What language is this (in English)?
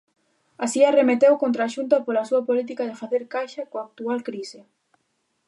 Galician